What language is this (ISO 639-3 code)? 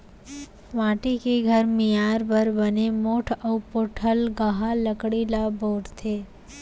hne